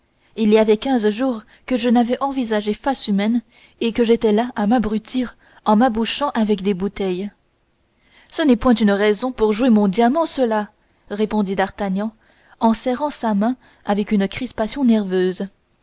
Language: French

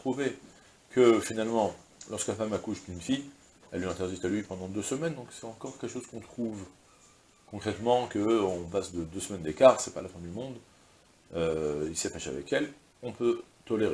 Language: French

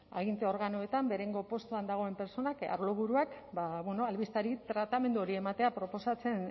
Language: Basque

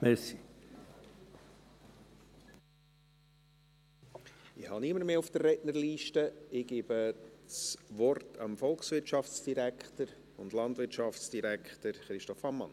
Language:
Swiss German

